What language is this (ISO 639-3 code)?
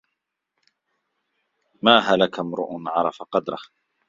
ara